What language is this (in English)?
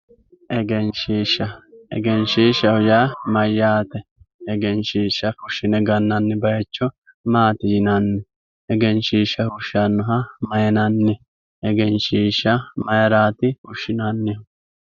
Sidamo